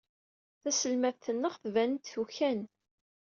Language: Kabyle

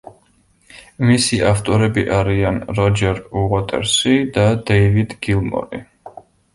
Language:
Georgian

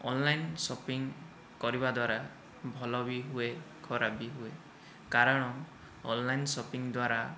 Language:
Odia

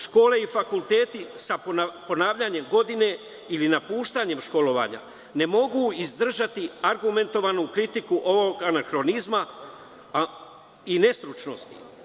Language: Serbian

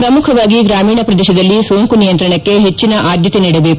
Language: Kannada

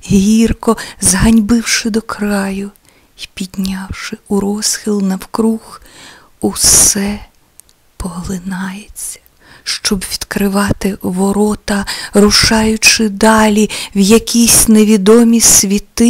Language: Ukrainian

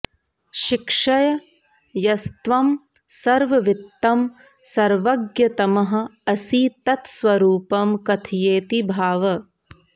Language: Sanskrit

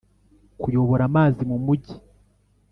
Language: Kinyarwanda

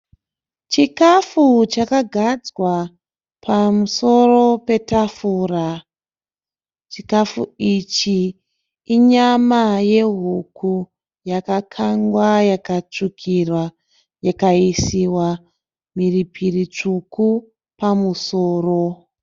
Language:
Shona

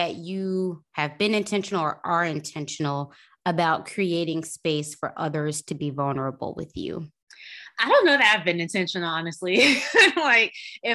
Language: English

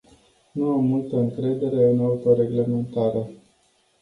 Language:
Romanian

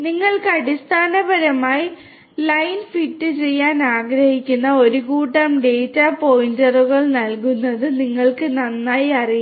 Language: Malayalam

